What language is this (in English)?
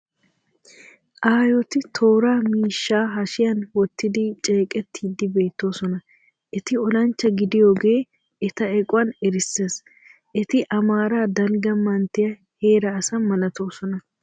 Wolaytta